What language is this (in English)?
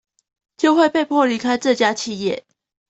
Chinese